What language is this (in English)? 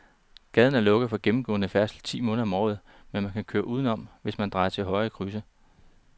Danish